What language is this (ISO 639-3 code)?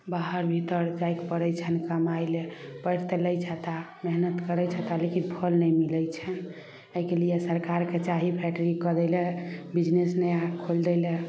mai